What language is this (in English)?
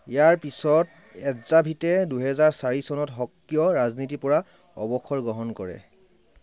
Assamese